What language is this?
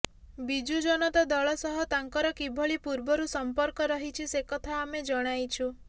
Odia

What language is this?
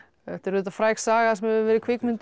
Icelandic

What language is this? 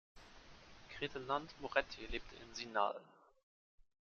German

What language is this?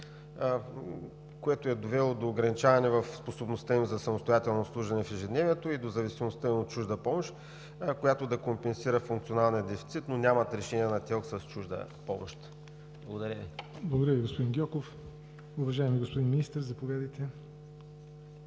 Bulgarian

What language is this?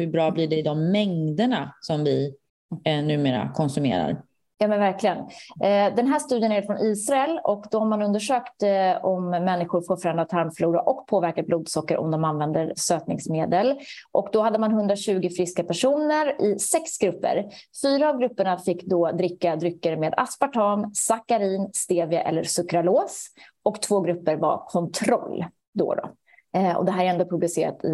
Swedish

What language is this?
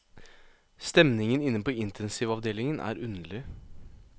Norwegian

